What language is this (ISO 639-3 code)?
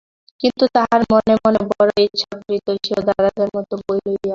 ben